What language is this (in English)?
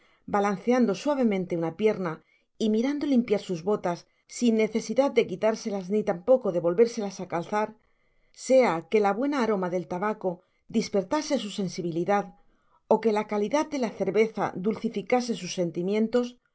Spanish